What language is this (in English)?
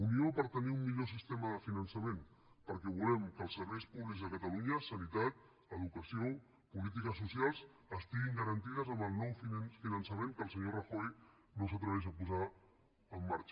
Catalan